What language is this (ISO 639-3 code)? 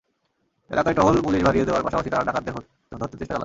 ben